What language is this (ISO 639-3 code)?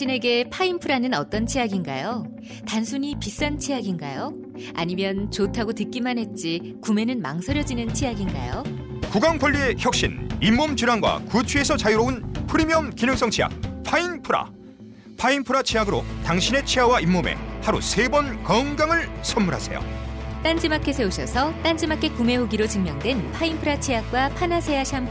kor